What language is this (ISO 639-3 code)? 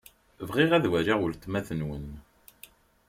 kab